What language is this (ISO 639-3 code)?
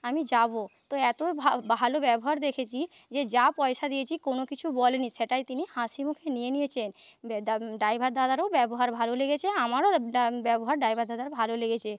ben